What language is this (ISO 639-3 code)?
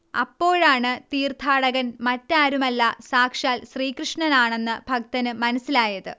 mal